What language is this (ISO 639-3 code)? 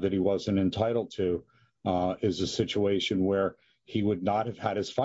eng